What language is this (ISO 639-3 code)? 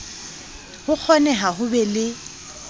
sot